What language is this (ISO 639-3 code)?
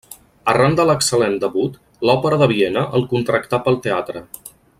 cat